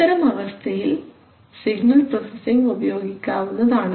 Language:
Malayalam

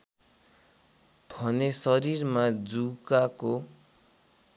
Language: Nepali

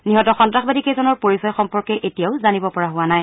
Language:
Assamese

